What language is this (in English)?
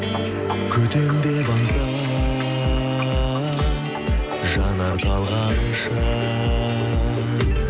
Kazakh